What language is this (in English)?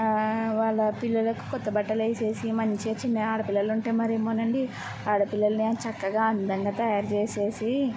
Telugu